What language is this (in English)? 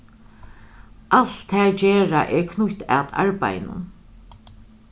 Faroese